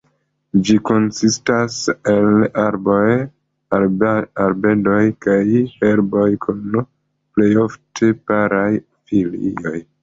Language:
Esperanto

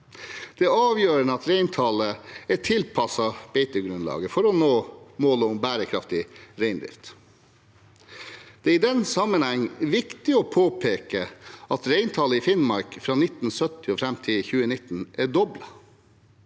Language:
Norwegian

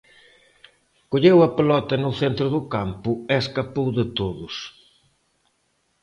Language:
Galician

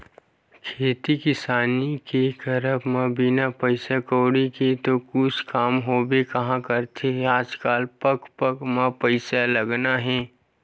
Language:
Chhattisgarhi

